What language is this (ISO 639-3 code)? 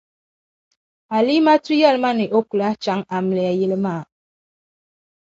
dag